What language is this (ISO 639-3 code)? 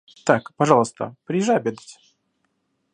rus